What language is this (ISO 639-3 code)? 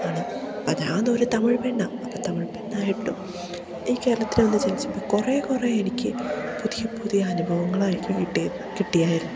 mal